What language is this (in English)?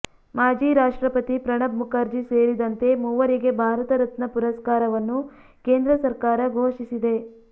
Kannada